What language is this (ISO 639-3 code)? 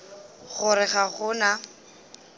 nso